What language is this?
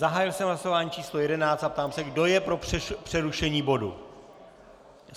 Czech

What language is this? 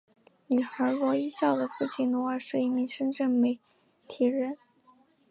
Chinese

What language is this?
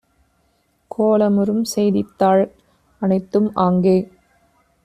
Tamil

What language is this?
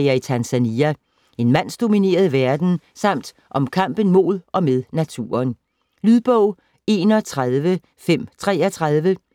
Danish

